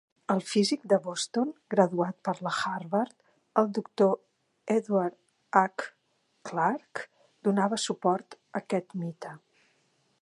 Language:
Catalan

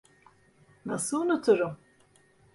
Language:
Turkish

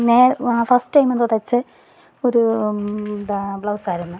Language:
Malayalam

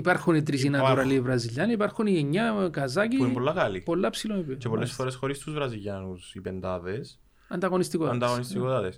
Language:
Greek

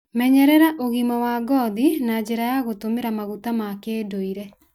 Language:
Kikuyu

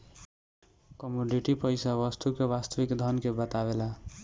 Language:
Bhojpuri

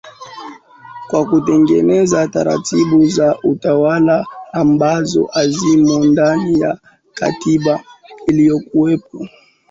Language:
Swahili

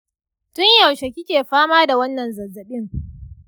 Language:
Hausa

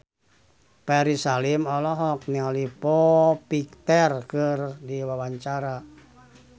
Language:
Sundanese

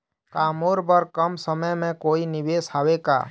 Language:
Chhattisgarhi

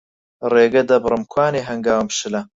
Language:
Central Kurdish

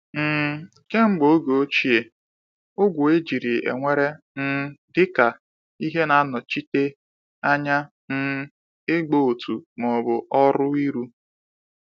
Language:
Igbo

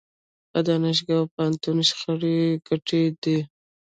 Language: Pashto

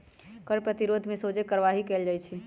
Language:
Magahi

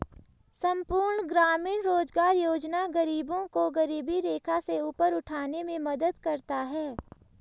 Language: Hindi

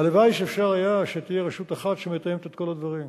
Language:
Hebrew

